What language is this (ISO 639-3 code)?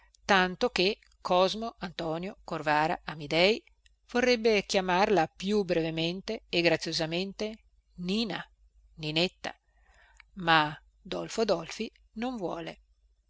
ita